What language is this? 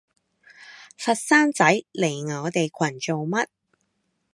Cantonese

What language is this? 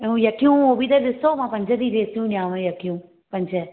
Sindhi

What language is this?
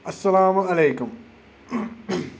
Kashmiri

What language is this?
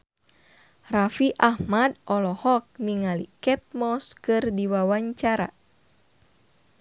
Sundanese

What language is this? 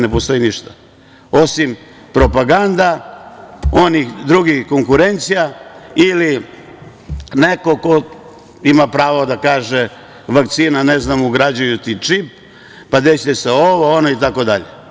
Serbian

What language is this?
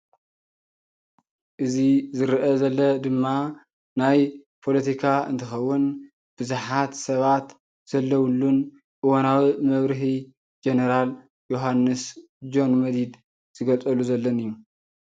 Tigrinya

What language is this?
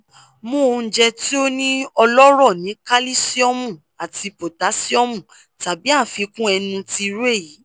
Yoruba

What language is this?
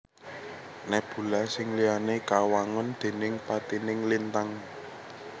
Javanese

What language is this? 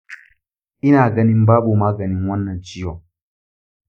Hausa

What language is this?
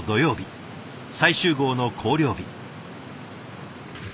Japanese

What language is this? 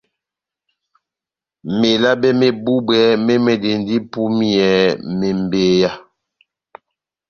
Batanga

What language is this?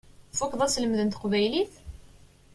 Kabyle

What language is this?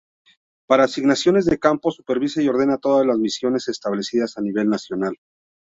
Spanish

